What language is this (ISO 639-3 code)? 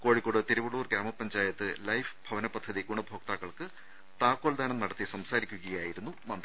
mal